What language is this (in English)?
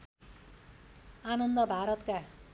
Nepali